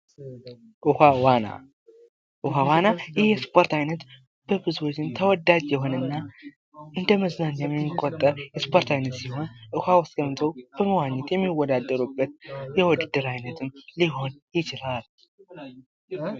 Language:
Amharic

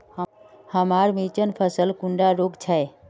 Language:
Magahi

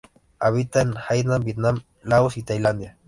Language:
Spanish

